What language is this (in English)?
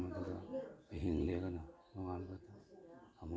Manipuri